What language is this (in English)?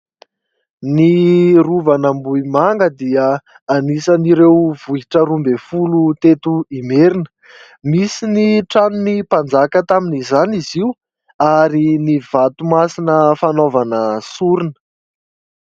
Malagasy